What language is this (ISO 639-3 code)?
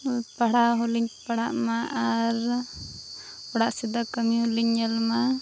sat